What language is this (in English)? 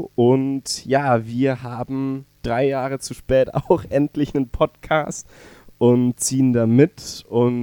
German